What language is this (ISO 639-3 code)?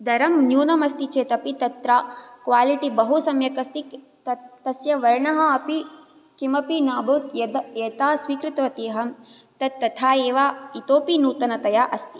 san